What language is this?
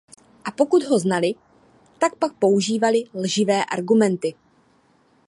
Czech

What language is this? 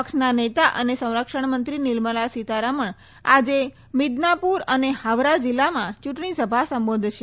Gujarati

